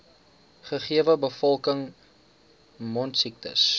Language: Afrikaans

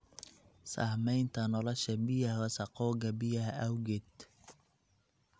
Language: Somali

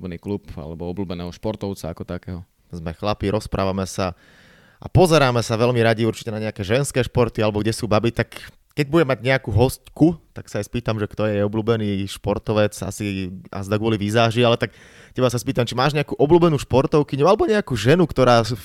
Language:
Slovak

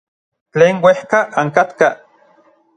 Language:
Orizaba Nahuatl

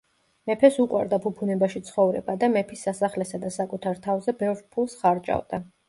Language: Georgian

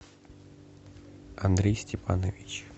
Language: Russian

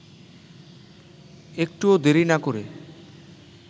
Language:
Bangla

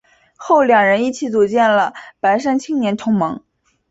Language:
Chinese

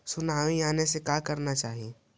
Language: Magahi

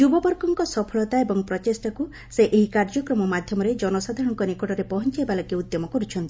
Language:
Odia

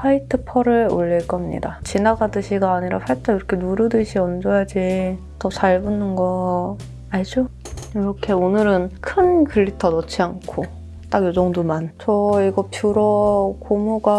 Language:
Korean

